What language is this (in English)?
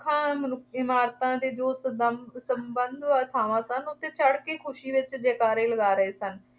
Punjabi